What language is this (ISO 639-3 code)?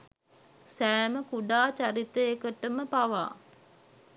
sin